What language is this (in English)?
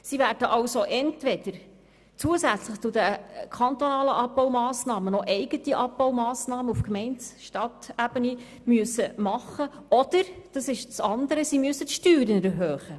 Swiss German